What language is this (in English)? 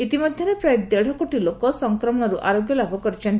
Odia